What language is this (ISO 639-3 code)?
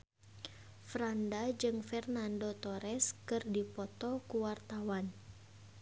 sun